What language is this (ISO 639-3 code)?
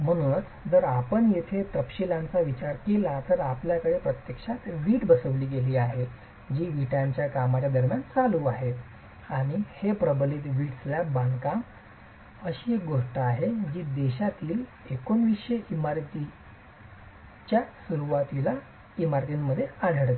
mar